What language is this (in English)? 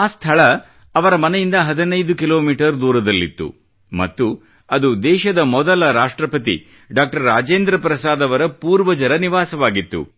Kannada